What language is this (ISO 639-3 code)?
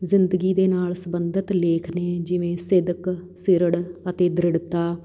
pan